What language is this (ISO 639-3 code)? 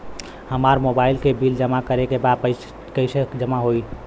bho